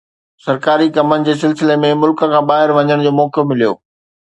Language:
Sindhi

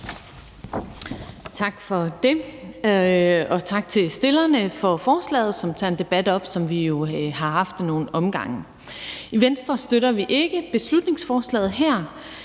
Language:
Danish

